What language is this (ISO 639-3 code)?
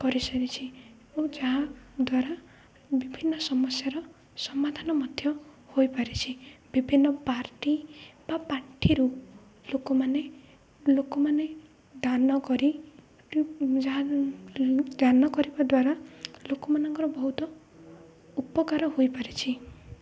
ori